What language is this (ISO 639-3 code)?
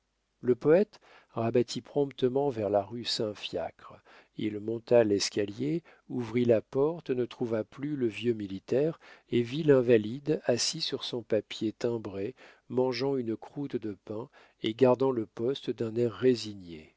fra